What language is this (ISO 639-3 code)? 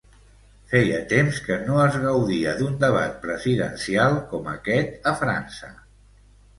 cat